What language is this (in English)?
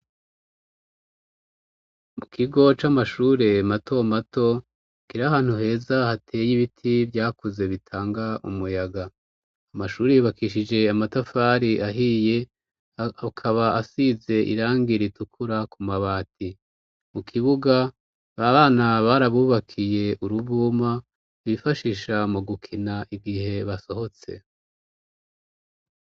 Rundi